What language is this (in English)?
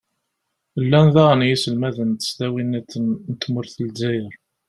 Kabyle